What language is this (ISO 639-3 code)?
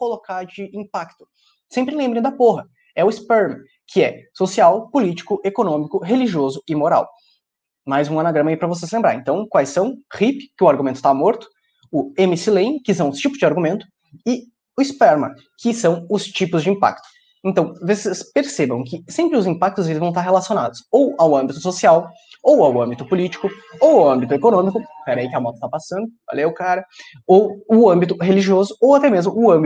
por